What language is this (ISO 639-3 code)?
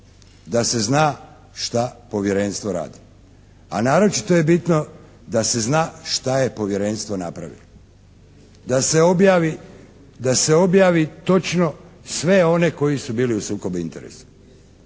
hrv